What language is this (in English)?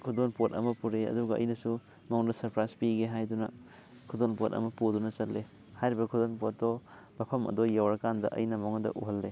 Manipuri